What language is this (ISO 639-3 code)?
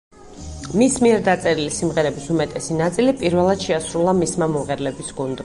kat